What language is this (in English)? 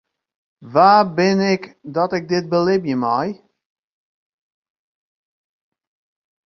Western Frisian